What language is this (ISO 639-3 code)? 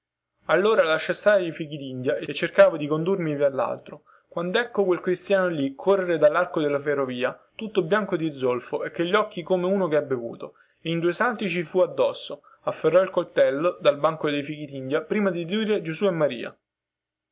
ita